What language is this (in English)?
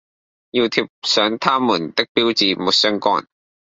Cantonese